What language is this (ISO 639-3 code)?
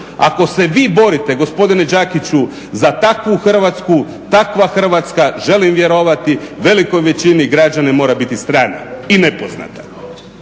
hrv